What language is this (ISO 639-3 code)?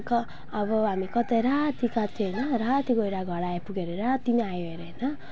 nep